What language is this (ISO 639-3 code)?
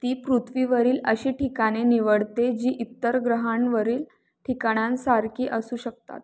mar